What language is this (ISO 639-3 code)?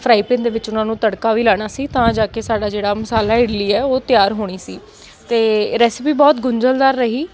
pan